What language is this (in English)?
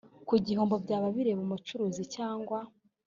Kinyarwanda